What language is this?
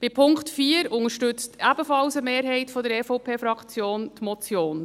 Swiss German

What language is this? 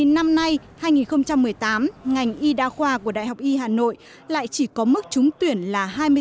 Vietnamese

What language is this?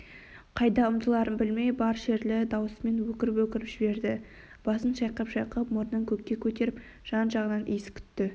Kazakh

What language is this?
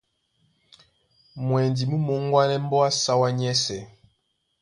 Duala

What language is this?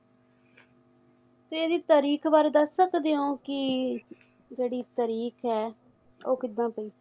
Punjabi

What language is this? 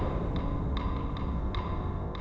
Thai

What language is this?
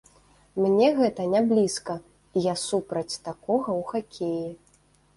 Belarusian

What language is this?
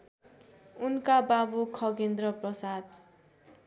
Nepali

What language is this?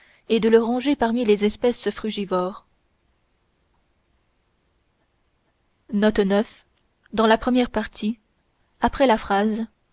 French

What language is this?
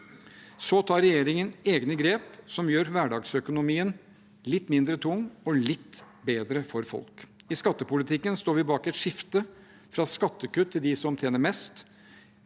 Norwegian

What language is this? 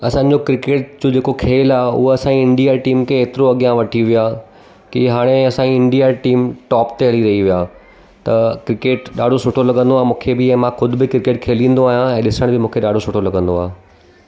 Sindhi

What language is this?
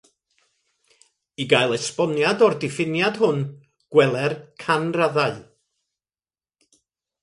Welsh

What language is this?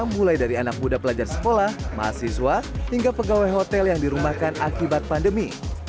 Indonesian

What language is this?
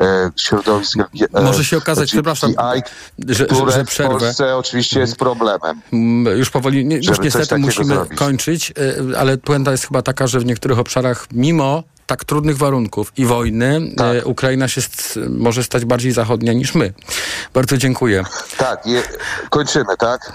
Polish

